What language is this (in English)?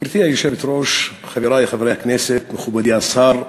Hebrew